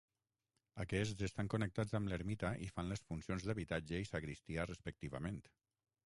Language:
Catalan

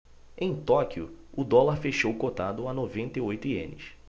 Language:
Portuguese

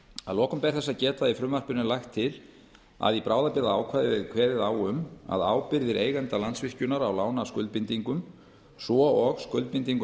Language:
Icelandic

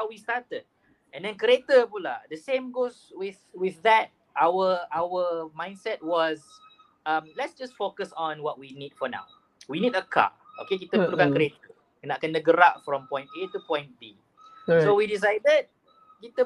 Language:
Malay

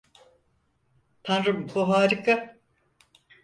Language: Turkish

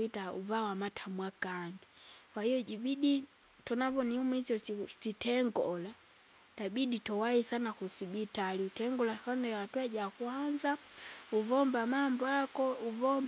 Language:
Kinga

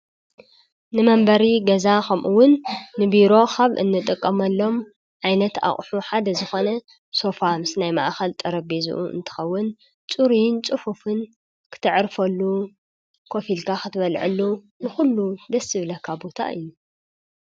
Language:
Tigrinya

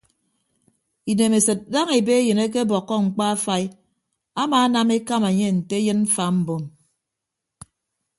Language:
Ibibio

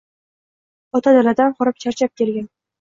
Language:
Uzbek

